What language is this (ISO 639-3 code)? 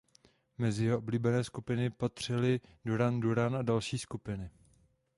ces